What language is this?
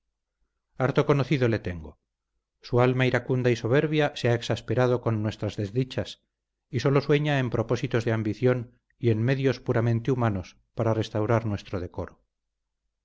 Spanish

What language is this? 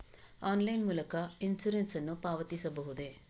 Kannada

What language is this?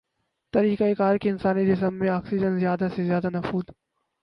Urdu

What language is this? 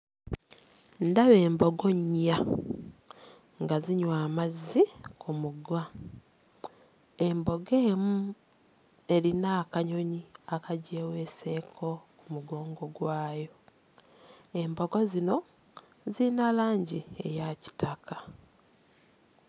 Ganda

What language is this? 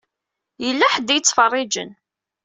Kabyle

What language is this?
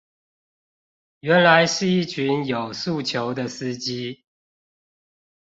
Chinese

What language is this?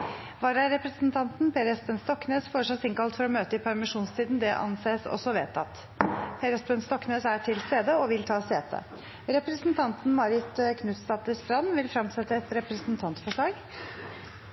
Norwegian Bokmål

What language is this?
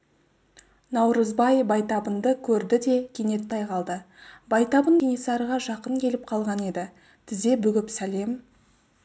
Kazakh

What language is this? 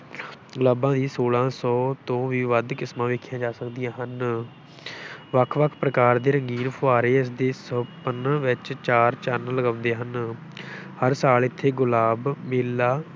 Punjabi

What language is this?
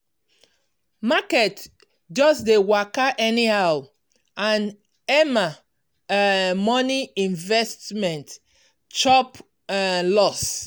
Nigerian Pidgin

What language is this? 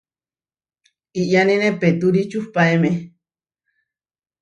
Huarijio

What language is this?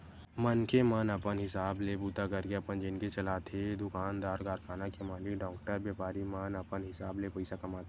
Chhattisgarhi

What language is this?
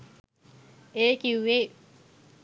Sinhala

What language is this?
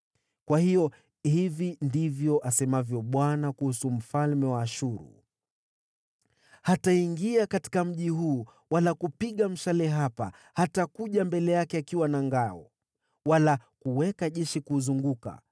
Swahili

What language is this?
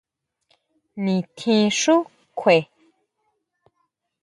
Huautla Mazatec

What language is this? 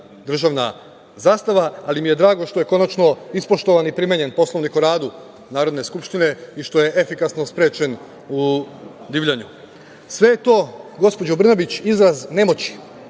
Serbian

